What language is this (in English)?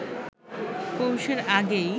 Bangla